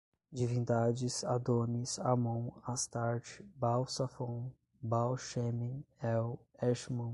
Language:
Portuguese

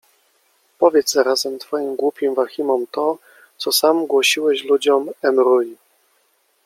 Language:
Polish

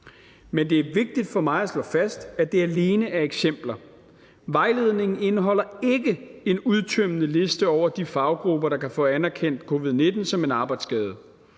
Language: Danish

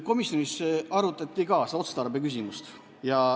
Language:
Estonian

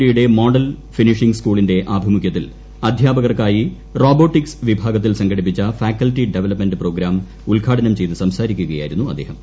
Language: Malayalam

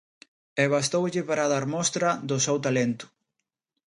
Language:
Galician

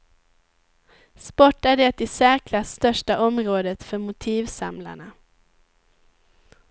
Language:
Swedish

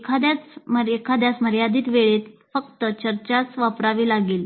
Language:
Marathi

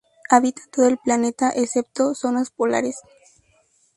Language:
Spanish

